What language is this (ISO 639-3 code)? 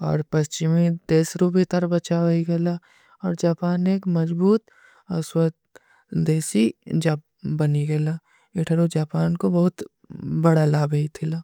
uki